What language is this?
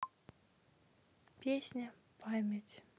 Russian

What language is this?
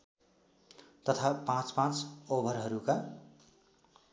Nepali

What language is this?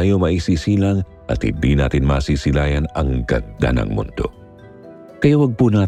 Filipino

